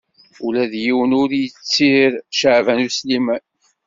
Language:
Kabyle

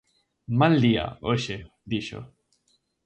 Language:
Galician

